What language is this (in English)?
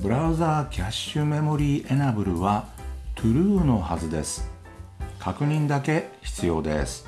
Japanese